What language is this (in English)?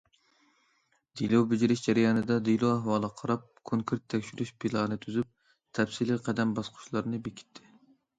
Uyghur